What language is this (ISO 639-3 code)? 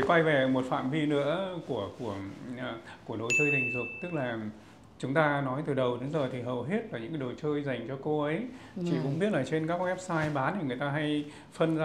vie